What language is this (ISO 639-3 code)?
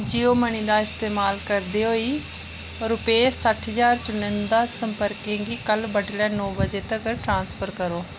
doi